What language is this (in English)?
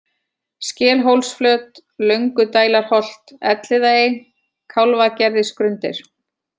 Icelandic